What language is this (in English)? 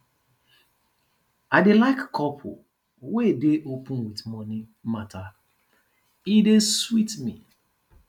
Nigerian Pidgin